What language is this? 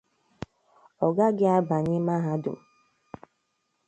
Igbo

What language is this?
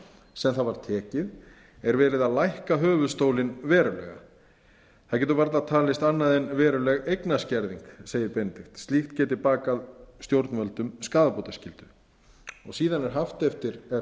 Icelandic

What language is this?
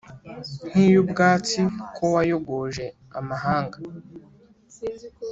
Kinyarwanda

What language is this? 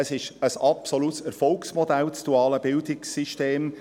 Swiss German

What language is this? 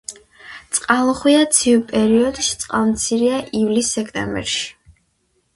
Georgian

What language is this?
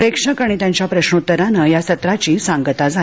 Marathi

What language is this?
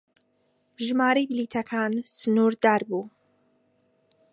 Central Kurdish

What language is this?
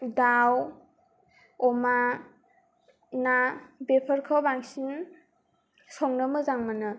Bodo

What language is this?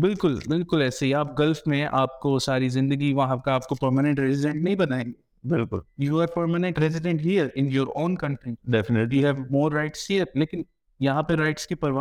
Urdu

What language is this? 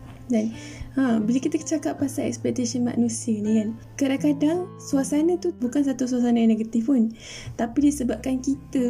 Malay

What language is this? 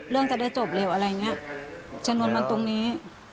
Thai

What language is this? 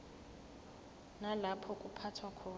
Zulu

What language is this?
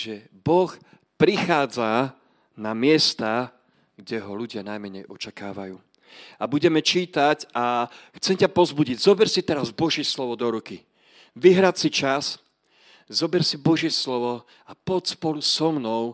Slovak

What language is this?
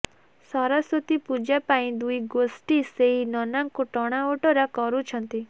Odia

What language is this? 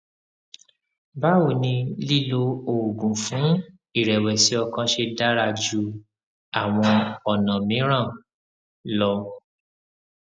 Yoruba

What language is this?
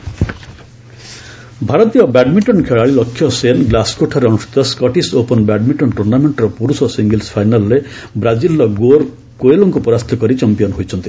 Odia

